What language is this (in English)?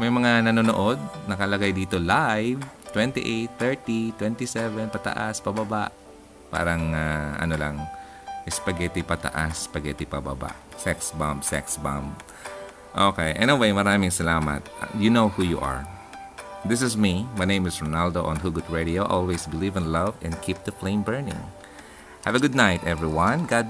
Filipino